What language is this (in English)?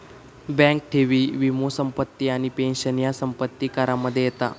Marathi